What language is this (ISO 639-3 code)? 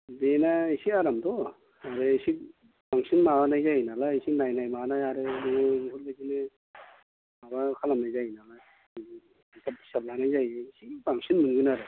brx